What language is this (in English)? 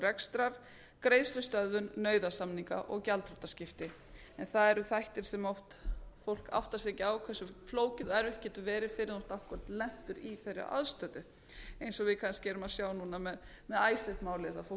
Icelandic